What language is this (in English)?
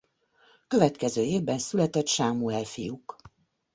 Hungarian